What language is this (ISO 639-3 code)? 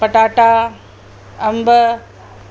snd